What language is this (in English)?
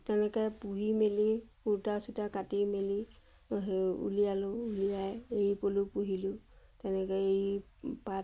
Assamese